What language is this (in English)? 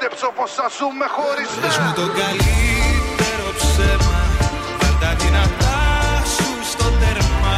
Greek